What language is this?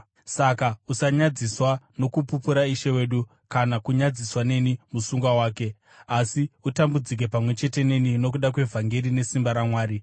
Shona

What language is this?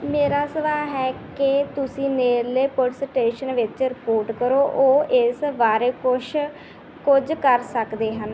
Punjabi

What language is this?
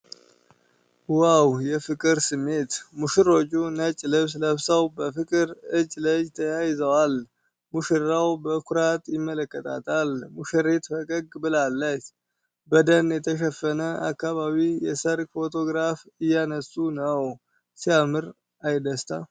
Amharic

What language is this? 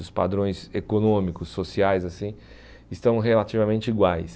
Portuguese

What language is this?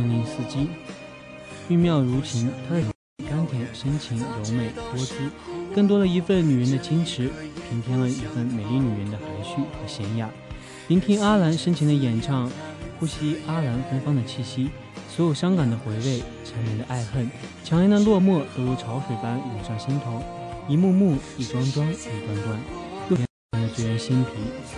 Chinese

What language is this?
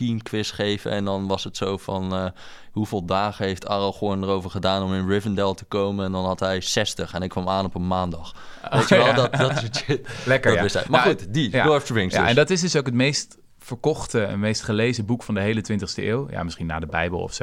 Dutch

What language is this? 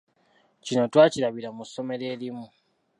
Ganda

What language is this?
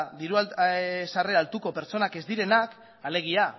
Basque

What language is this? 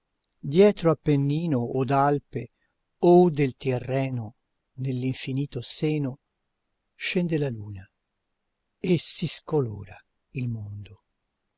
Italian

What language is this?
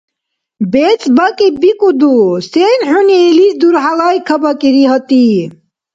Dargwa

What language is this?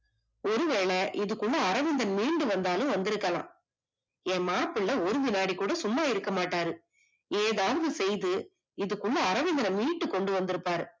Tamil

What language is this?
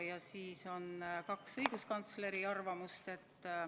Estonian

